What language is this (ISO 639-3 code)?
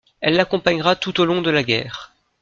fra